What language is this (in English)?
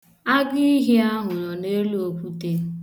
Igbo